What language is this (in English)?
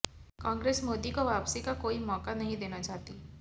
Hindi